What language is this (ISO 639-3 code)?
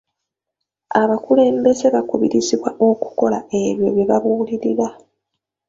lug